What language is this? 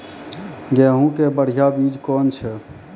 Maithili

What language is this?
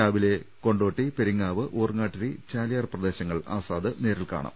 Malayalam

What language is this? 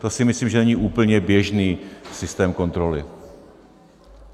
Czech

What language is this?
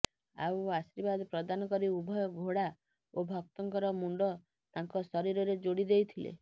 Odia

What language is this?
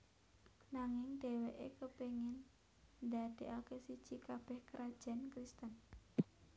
Javanese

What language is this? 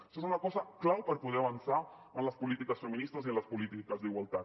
Catalan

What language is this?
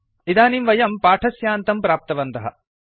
Sanskrit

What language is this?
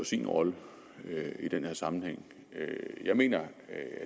Danish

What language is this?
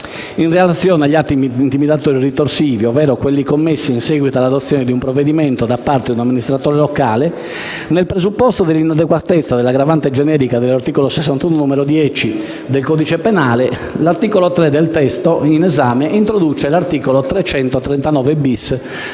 Italian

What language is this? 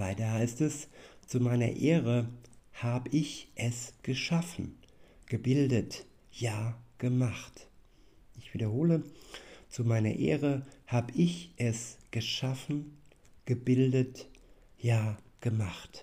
German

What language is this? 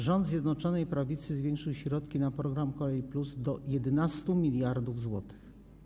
Polish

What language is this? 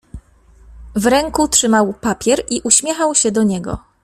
Polish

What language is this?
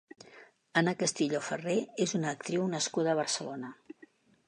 Catalan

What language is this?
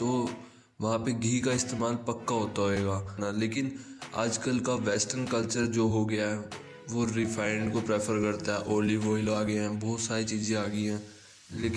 Hindi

